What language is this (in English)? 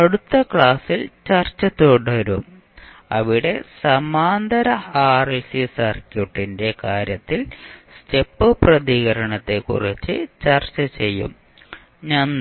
Malayalam